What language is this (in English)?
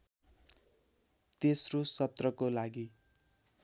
Nepali